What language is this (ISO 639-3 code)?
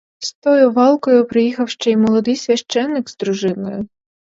ukr